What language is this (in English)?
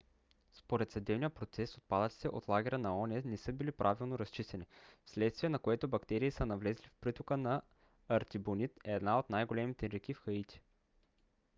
Bulgarian